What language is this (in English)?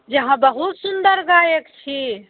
Maithili